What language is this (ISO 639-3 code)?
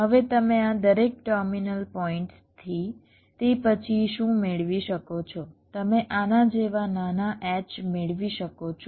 guj